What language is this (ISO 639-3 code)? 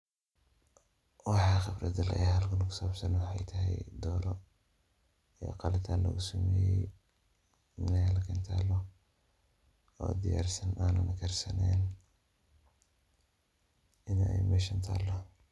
som